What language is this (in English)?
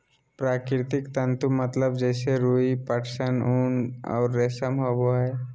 Magahi